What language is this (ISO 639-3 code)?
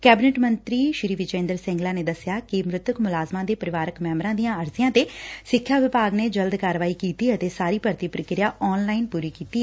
pan